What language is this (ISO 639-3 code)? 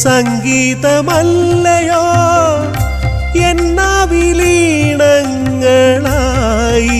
mal